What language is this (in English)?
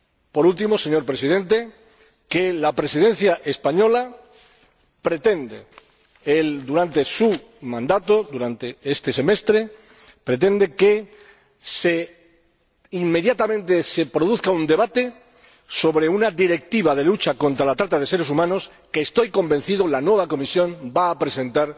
Spanish